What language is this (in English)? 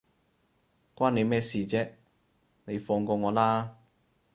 Cantonese